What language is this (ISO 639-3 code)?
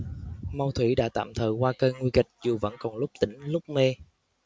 vie